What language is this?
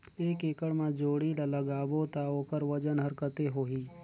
Chhattisgarhi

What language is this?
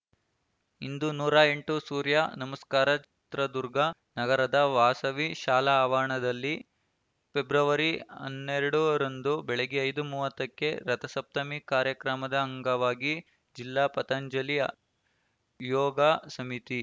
Kannada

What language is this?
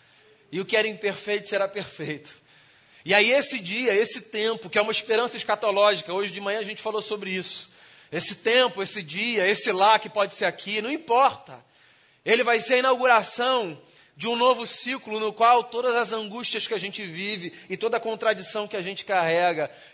Portuguese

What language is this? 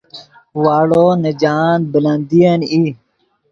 Yidgha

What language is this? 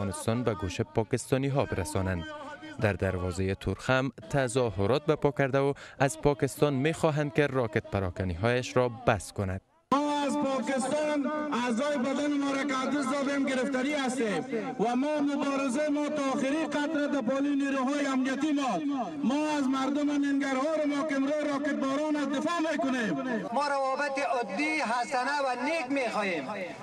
Persian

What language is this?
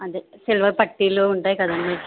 Telugu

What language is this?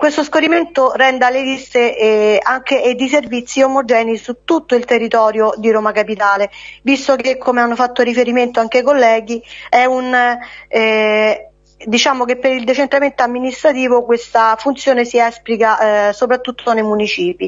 Italian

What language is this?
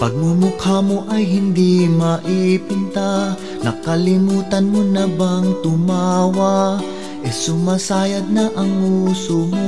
Filipino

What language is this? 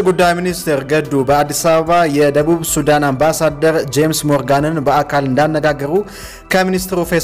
Indonesian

